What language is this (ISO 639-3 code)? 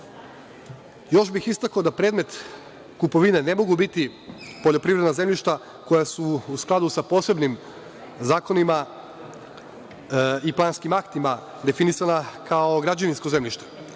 srp